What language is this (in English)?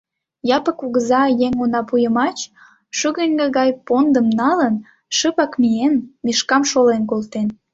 Mari